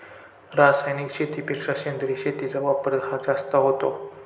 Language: Marathi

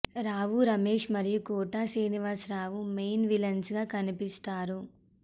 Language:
Telugu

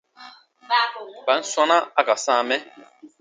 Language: Baatonum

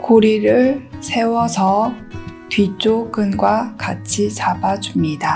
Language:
Korean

